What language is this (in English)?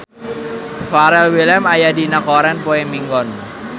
Sundanese